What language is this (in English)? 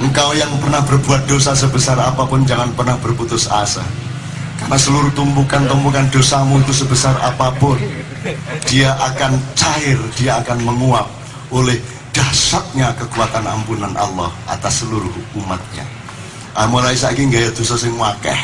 Indonesian